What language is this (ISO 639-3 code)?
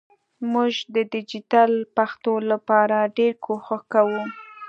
pus